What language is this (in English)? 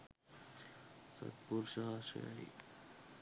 Sinhala